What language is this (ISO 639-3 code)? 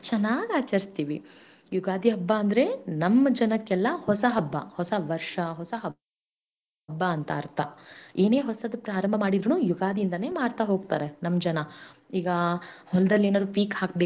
kan